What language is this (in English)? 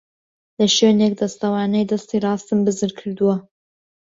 Central Kurdish